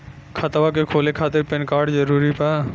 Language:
Bhojpuri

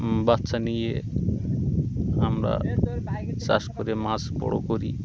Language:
Bangla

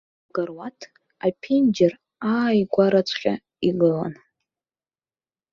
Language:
Abkhazian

